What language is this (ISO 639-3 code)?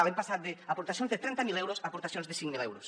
cat